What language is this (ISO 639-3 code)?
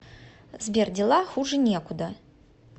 rus